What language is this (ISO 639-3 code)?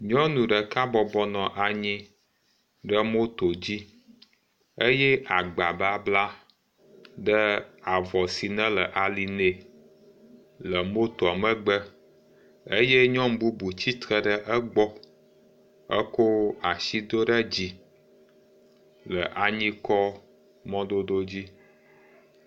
ewe